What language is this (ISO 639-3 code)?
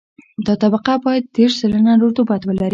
pus